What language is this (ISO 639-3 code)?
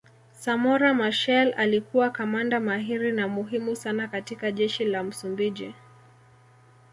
swa